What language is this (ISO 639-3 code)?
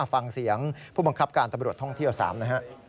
tha